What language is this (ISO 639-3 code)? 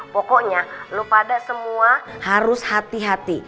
ind